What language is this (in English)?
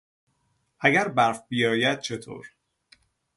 Persian